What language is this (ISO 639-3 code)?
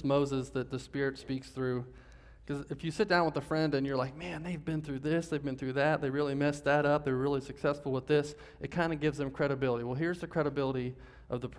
eng